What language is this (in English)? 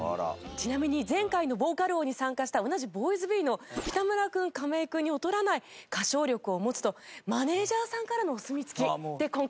Japanese